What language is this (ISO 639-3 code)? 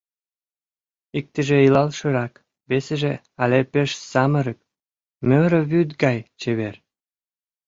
chm